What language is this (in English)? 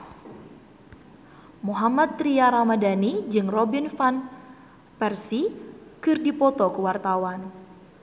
Sundanese